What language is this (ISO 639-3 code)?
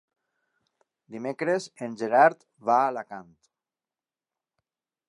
cat